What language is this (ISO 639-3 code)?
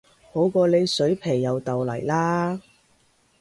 yue